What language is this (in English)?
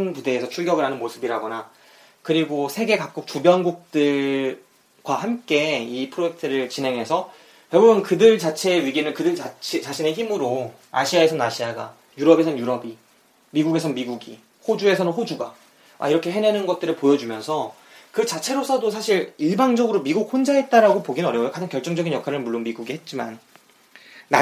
Korean